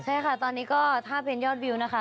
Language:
Thai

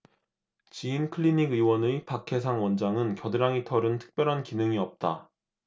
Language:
Korean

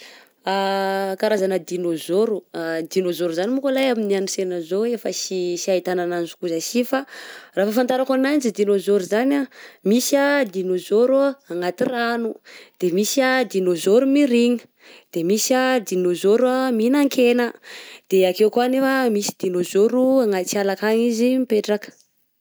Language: Southern Betsimisaraka Malagasy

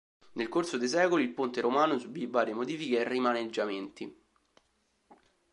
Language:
Italian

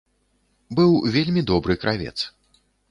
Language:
Belarusian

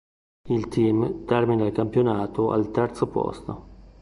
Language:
Italian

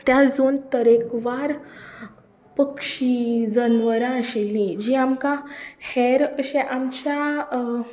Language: Konkani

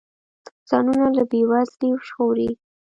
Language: Pashto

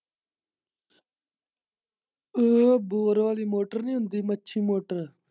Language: Punjabi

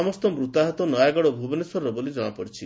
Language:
Odia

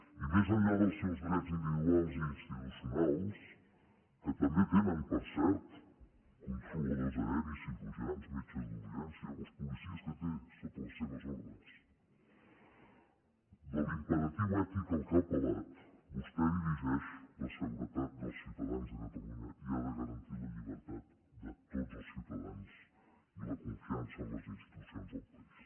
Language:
Catalan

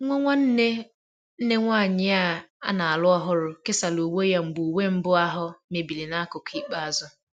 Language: Igbo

